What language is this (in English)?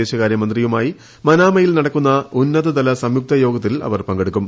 Malayalam